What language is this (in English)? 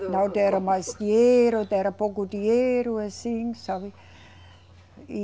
Portuguese